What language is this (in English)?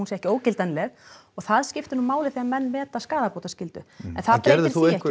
Icelandic